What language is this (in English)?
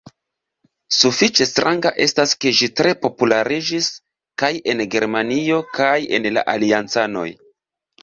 Esperanto